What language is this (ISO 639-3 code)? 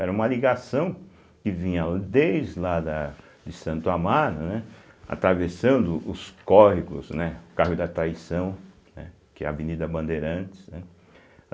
por